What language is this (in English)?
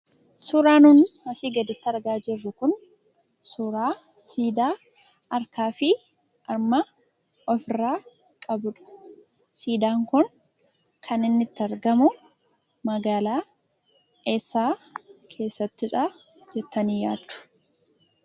Oromo